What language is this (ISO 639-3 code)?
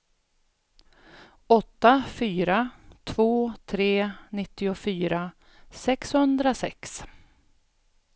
swe